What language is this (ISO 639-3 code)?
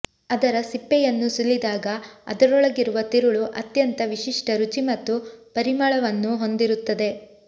kan